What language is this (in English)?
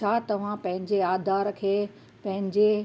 Sindhi